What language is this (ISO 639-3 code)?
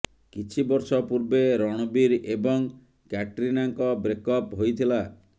ori